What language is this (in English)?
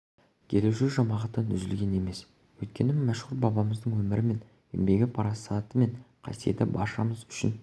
Kazakh